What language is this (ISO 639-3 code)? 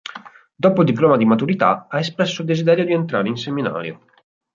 ita